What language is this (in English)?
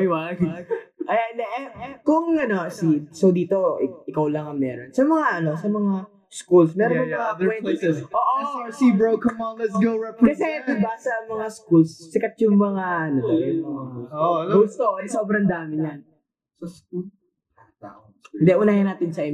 Filipino